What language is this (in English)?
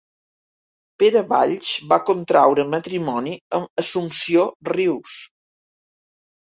Catalan